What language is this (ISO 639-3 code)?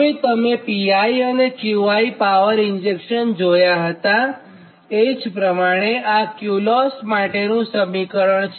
guj